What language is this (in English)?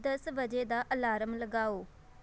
Punjabi